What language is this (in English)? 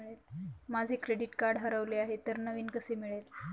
Marathi